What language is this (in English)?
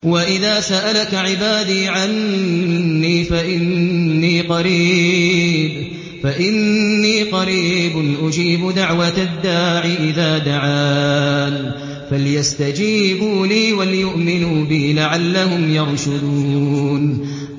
Arabic